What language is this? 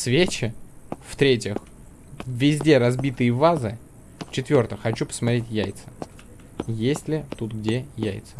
Russian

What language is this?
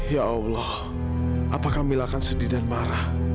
Indonesian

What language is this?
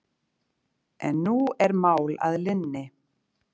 Icelandic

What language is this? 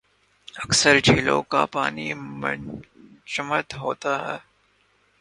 Urdu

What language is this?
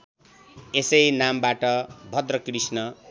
Nepali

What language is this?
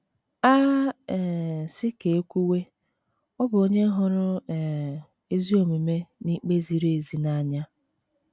Igbo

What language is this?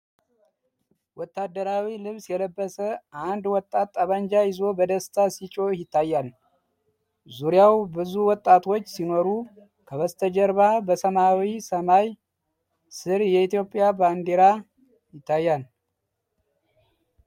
Amharic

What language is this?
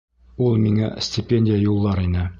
Bashkir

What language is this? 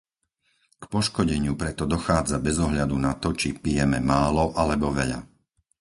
Slovak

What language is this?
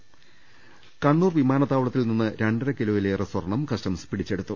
Malayalam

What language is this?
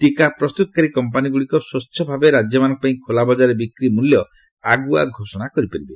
Odia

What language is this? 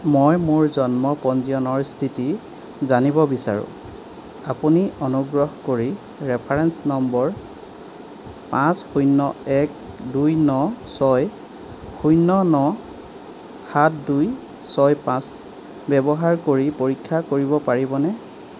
Assamese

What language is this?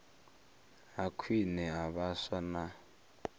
Venda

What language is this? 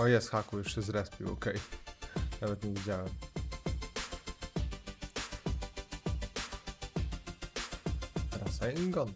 Polish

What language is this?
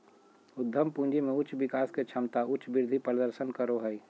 Magahi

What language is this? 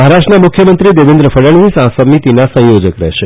Gujarati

